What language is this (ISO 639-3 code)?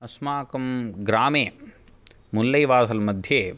san